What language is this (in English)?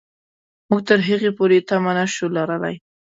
Pashto